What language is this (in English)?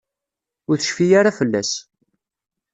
Kabyle